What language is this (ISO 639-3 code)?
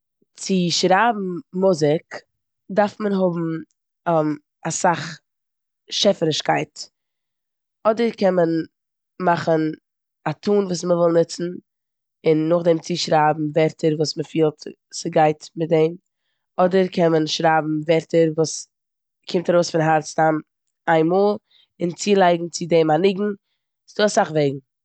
yid